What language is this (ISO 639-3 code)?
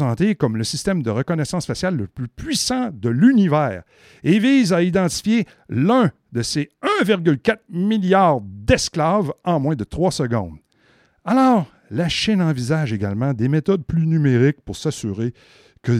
fra